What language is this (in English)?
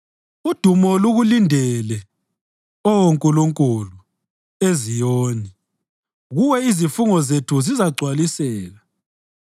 North Ndebele